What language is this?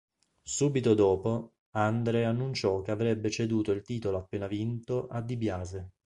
Italian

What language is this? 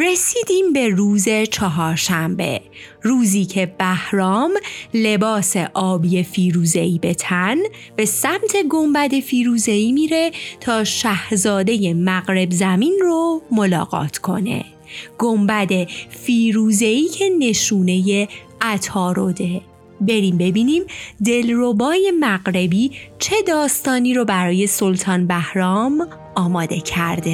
Persian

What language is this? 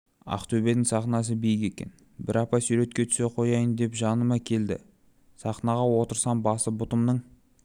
Kazakh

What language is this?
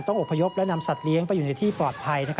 Thai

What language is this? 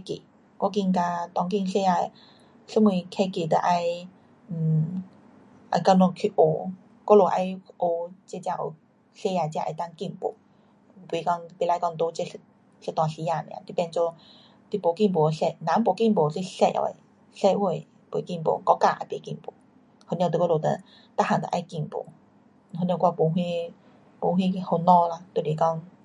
Pu-Xian Chinese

